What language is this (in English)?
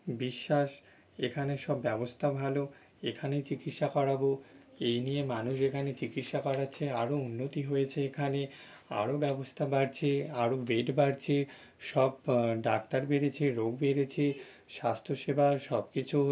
Bangla